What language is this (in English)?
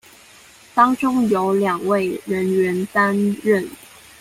Chinese